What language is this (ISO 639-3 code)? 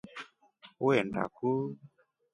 rof